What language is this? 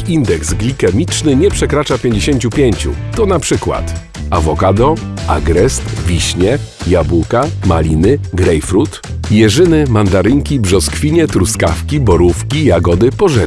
Polish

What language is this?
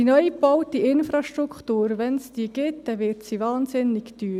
Swiss German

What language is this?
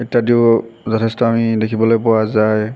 Assamese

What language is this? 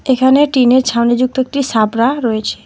Bangla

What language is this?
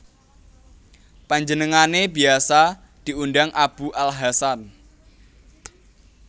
Javanese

